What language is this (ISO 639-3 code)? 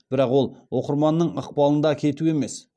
kaz